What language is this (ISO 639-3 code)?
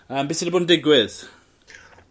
cym